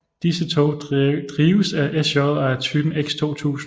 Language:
Danish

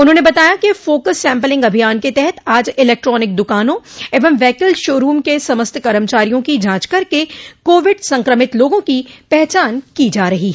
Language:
Hindi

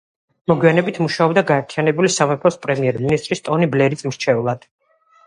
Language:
Georgian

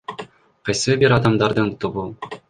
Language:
Kyrgyz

